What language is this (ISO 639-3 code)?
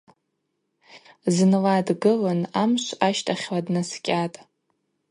abq